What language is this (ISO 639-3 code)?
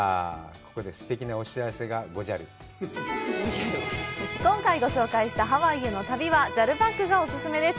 jpn